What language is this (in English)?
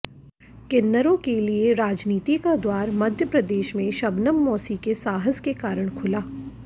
Hindi